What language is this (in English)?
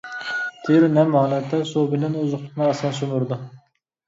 Uyghur